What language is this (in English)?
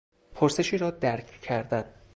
Persian